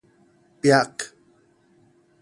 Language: Min Nan Chinese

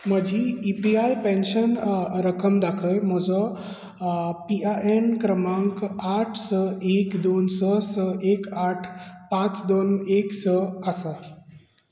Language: Konkani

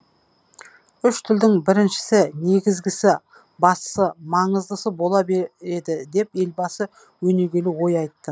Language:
Kazakh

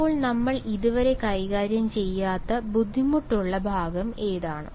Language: Malayalam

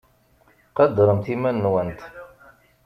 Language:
Kabyle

